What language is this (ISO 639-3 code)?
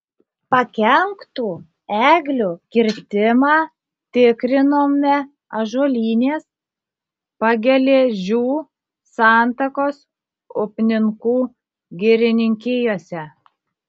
lit